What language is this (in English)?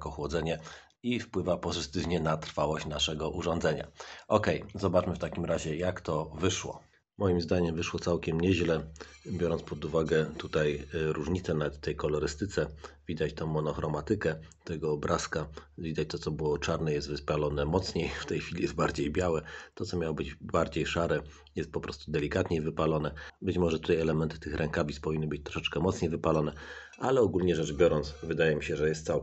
Polish